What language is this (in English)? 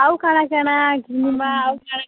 Odia